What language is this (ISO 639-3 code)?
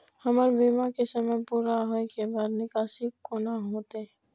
mai